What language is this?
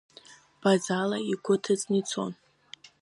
Abkhazian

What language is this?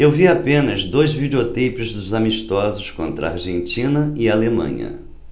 Portuguese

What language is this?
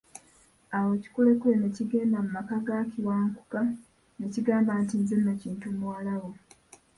Ganda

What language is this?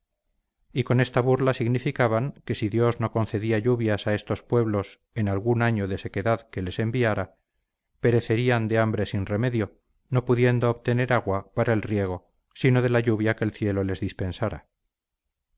Spanish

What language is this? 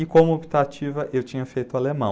Portuguese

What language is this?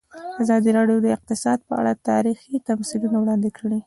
Pashto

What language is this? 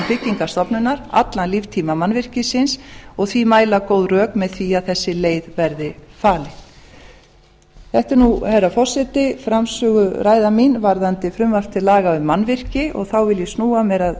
Icelandic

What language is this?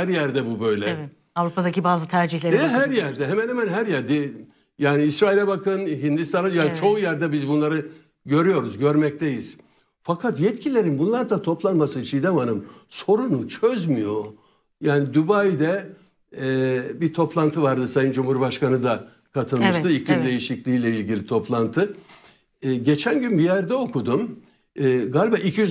Turkish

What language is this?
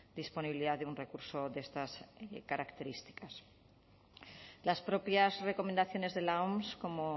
Spanish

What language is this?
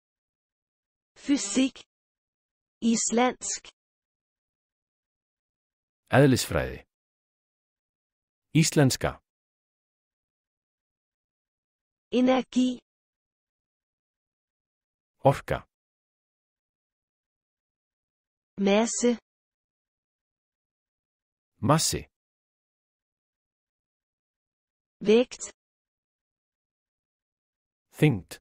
Danish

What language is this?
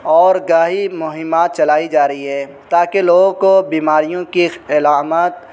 Urdu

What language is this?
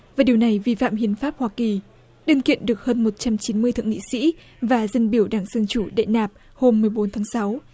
Vietnamese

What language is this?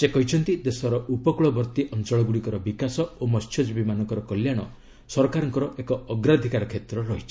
Odia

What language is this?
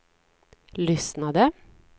Swedish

